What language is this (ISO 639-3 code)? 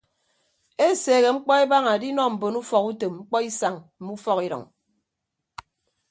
ibb